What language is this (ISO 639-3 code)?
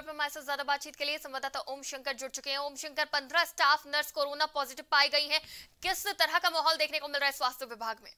hin